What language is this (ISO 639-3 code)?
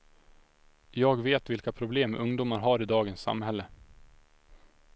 swe